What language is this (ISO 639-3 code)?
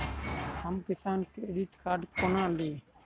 mai